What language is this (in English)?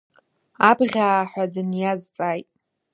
Abkhazian